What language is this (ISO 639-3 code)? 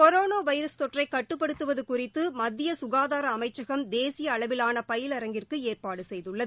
tam